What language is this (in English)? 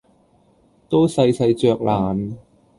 Cantonese